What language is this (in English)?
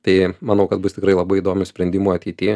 Lithuanian